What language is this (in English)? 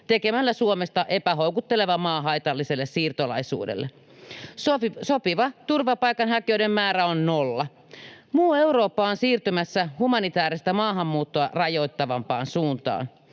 Finnish